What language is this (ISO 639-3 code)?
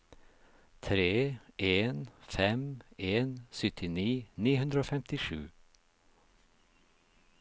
nor